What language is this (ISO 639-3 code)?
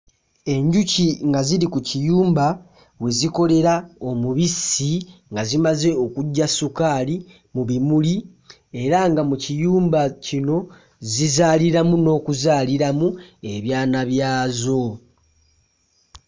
lug